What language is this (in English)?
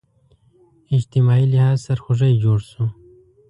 Pashto